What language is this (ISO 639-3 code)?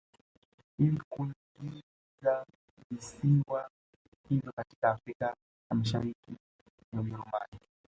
swa